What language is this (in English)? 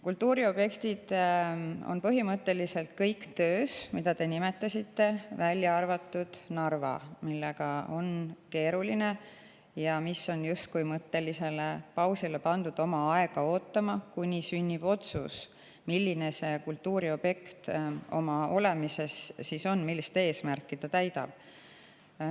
Estonian